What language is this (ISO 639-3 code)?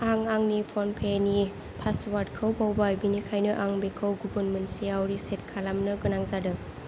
brx